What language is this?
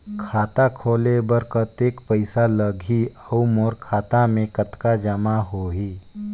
Chhattisgarhi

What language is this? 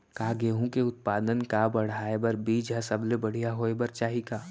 Chhattisgarhi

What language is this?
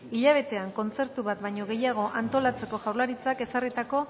Basque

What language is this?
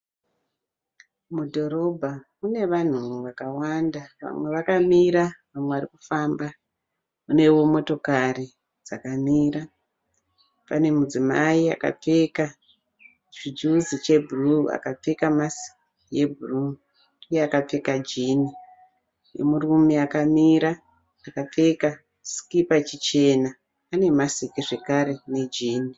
Shona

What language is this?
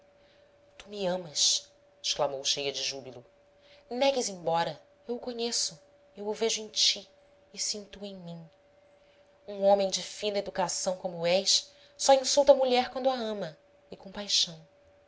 Portuguese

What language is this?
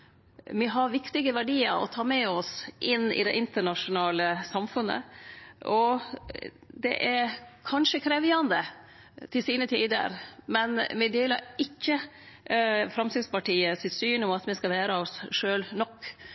Norwegian Nynorsk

